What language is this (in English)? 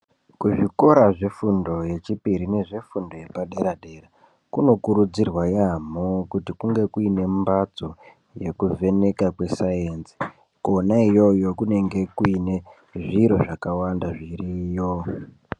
Ndau